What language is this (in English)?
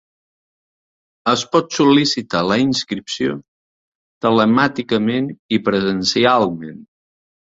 Catalan